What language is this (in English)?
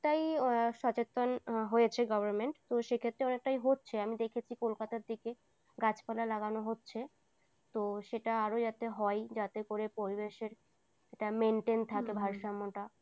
Bangla